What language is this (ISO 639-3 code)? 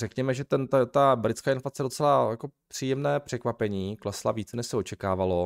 ces